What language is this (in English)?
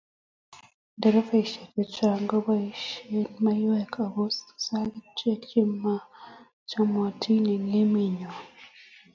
Kalenjin